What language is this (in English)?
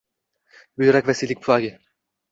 Uzbek